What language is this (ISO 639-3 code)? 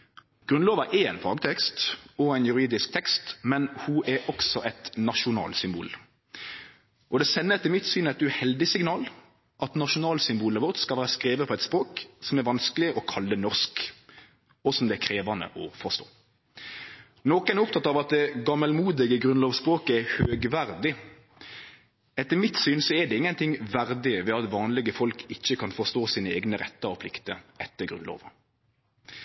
nno